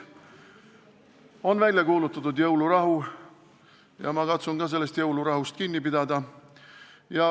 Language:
Estonian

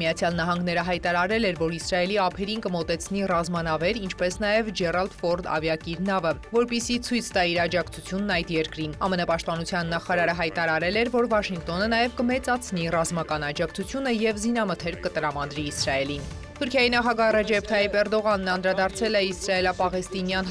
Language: Romanian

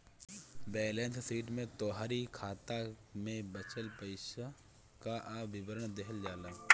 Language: Bhojpuri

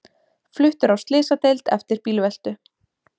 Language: Icelandic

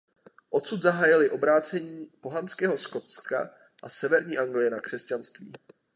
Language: Czech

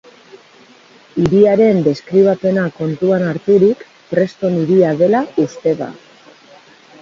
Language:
Basque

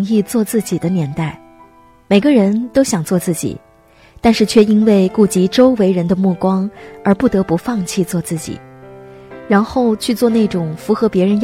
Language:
Chinese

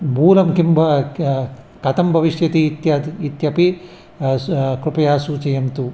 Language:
Sanskrit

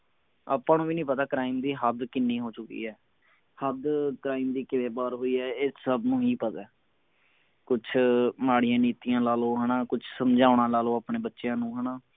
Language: Punjabi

